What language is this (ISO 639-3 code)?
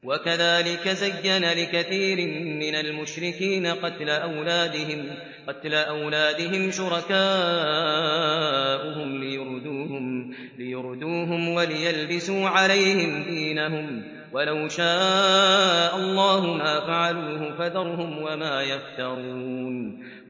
ara